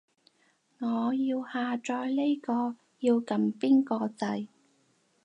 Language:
Cantonese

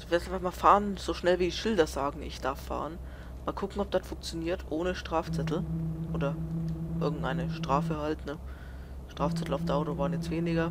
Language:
German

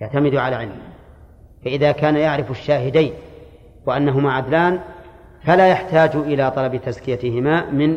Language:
Arabic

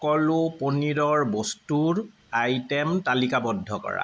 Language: Assamese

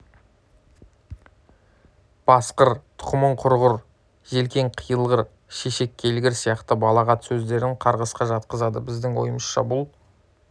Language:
Kazakh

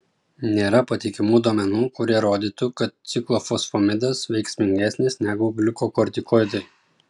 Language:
Lithuanian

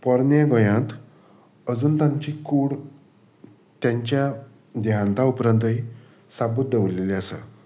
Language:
Konkani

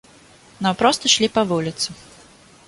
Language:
Belarusian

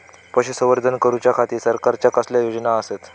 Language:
Marathi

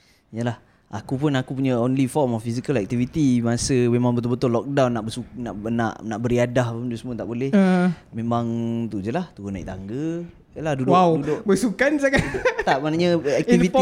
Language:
Malay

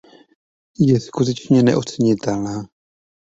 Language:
Czech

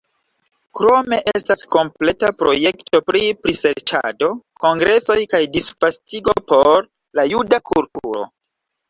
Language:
Esperanto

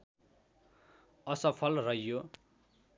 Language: Nepali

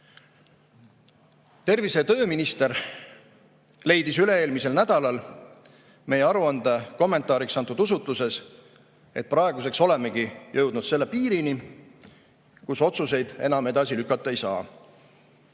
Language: Estonian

